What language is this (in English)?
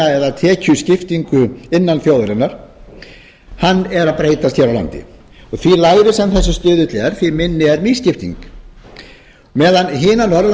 Icelandic